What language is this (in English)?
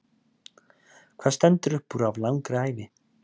Icelandic